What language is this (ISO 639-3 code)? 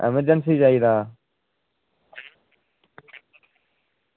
doi